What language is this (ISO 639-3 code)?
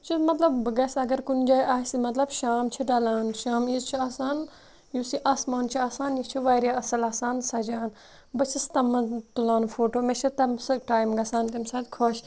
kas